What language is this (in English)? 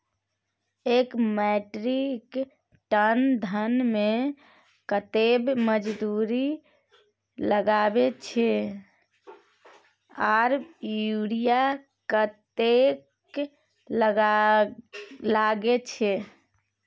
Maithili